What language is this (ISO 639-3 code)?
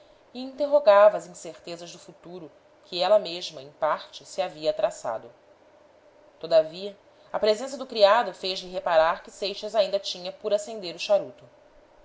por